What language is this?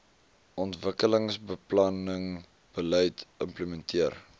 Afrikaans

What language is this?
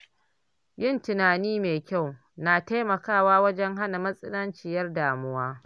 Hausa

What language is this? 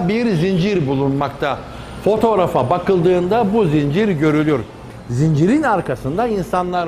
Turkish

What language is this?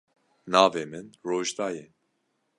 Kurdish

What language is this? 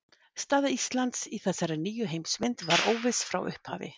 Icelandic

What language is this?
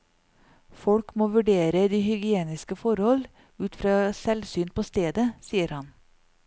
Norwegian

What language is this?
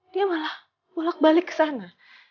Indonesian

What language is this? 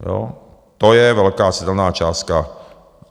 Czech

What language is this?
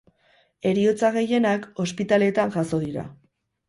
Basque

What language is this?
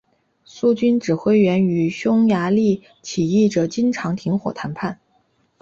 Chinese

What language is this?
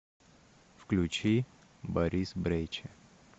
Russian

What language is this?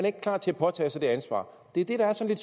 Danish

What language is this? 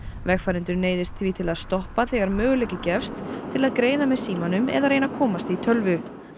Icelandic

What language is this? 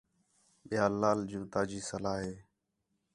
Khetrani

